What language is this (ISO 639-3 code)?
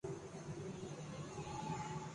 urd